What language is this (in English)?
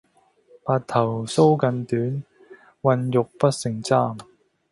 Cantonese